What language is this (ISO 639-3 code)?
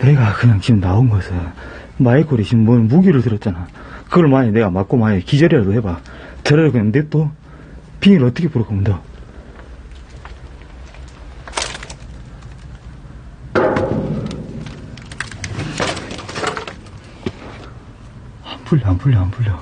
kor